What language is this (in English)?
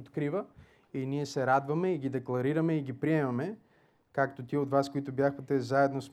Bulgarian